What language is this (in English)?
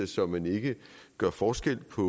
Danish